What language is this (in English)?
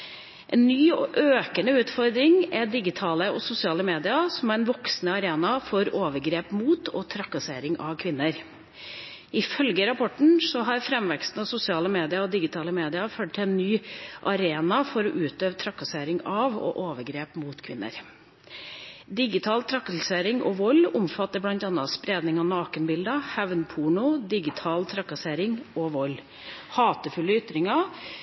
Norwegian Bokmål